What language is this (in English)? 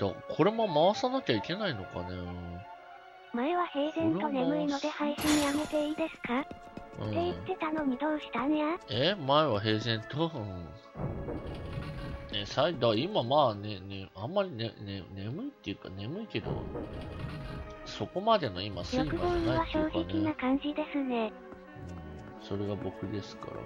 Japanese